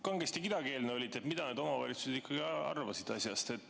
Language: Estonian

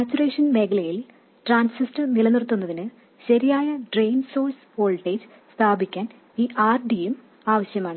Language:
Malayalam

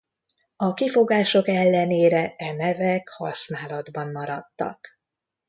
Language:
Hungarian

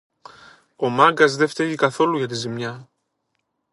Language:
Greek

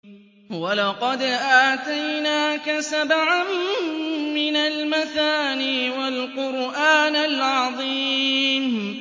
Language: Arabic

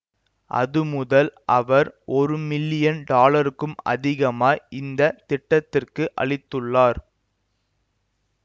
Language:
Tamil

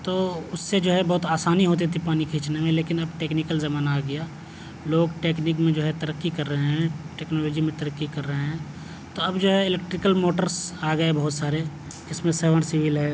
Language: Urdu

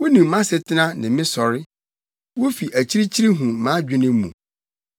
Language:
Akan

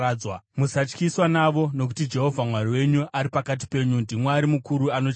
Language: Shona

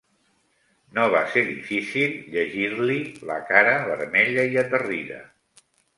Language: Catalan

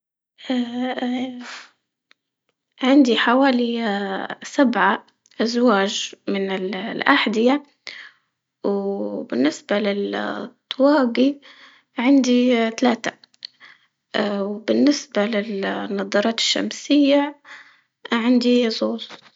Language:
Libyan Arabic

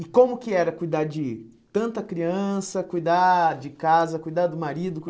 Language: Portuguese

